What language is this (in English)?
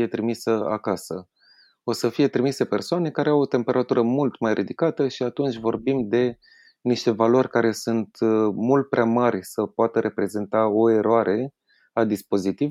Romanian